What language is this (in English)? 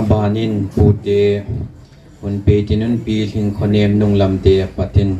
Thai